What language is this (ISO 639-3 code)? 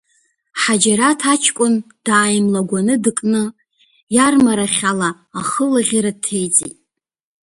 abk